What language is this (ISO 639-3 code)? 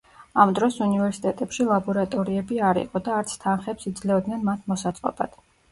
kat